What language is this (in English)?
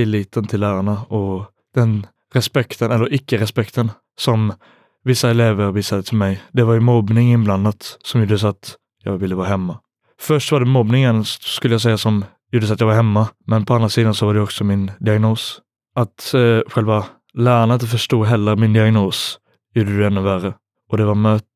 Swedish